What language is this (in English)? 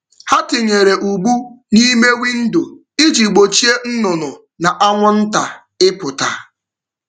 Igbo